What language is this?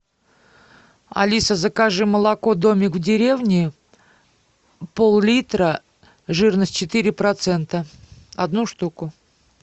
Russian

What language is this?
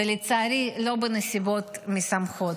Hebrew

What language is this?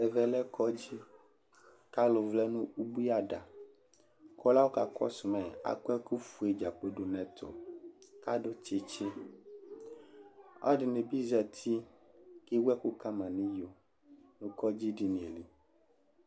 Ikposo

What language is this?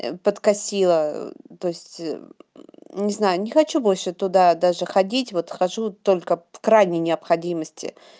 Russian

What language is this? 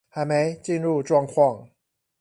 Chinese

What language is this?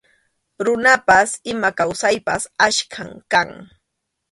Arequipa-La Unión Quechua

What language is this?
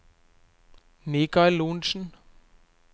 Norwegian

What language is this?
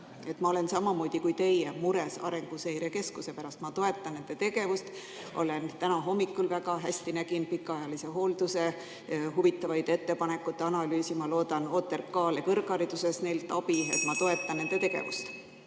Estonian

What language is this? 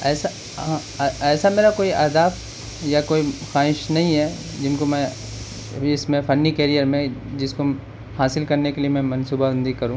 Urdu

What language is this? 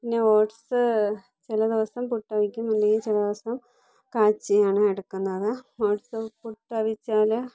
Malayalam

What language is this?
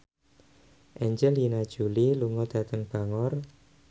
Javanese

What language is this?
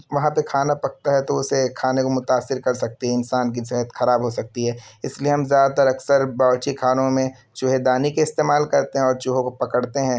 Urdu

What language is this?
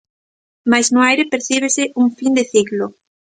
Galician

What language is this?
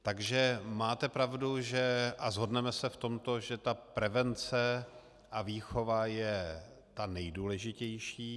Czech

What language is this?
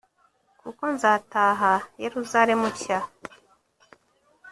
Kinyarwanda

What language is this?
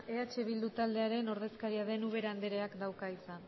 Basque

